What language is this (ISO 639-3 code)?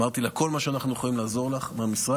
heb